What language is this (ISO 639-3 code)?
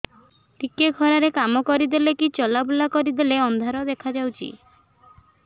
ori